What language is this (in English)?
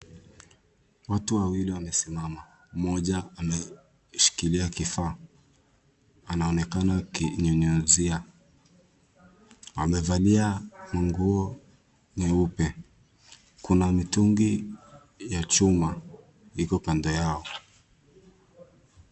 Swahili